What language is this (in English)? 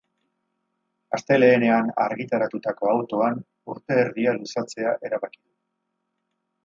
Basque